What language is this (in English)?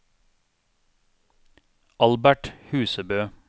Norwegian